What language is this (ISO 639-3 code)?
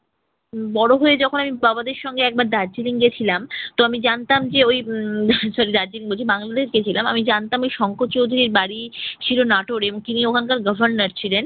ben